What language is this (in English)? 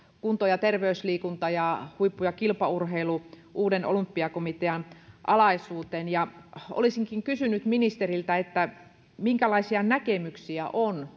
Finnish